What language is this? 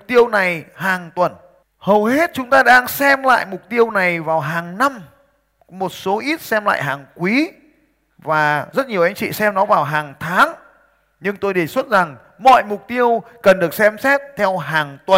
Vietnamese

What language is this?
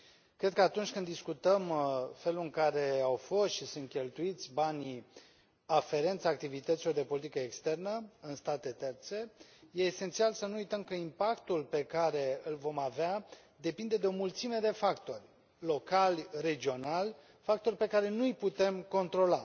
Romanian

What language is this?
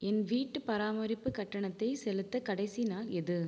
Tamil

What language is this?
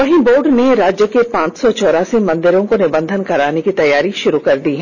Hindi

